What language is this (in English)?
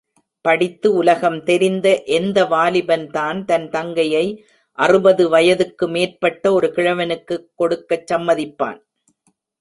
Tamil